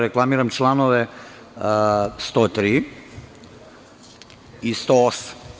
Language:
Serbian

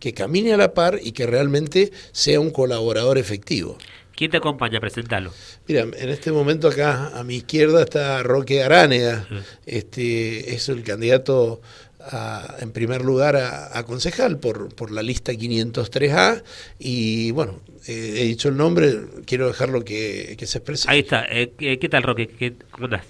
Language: Spanish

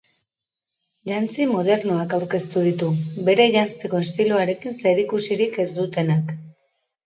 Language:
Basque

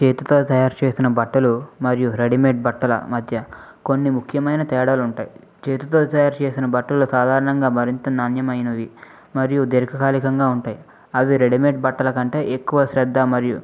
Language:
Telugu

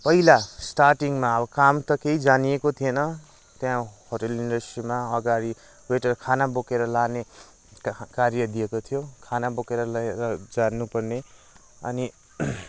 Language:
Nepali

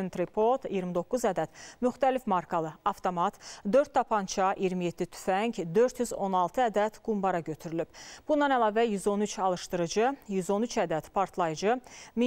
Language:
Turkish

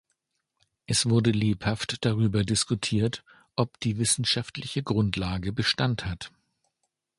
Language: German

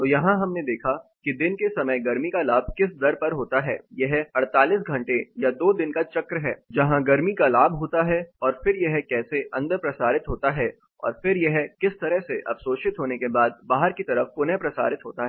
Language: Hindi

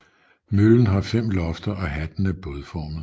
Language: Danish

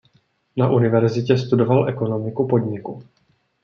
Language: Czech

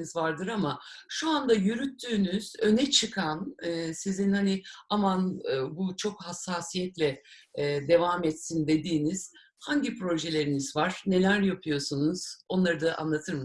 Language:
Turkish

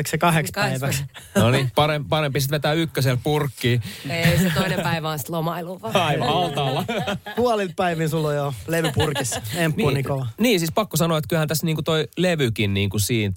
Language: Finnish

